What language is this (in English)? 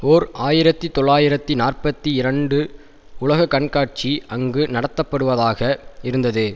Tamil